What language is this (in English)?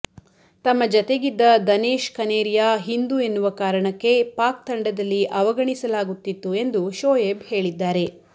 Kannada